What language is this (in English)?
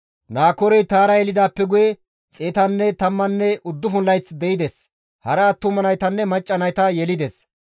Gamo